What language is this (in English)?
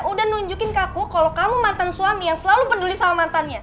Indonesian